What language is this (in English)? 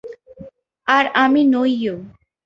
Bangla